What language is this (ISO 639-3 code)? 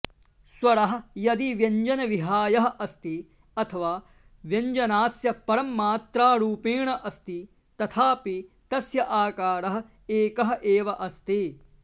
san